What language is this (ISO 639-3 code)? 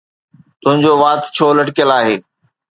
snd